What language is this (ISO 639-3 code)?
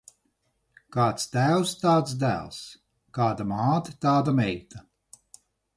lav